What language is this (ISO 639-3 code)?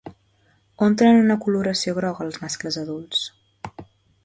cat